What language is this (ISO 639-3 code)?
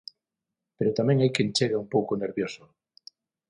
glg